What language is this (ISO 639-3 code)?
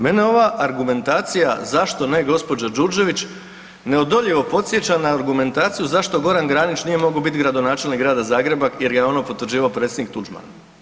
hrv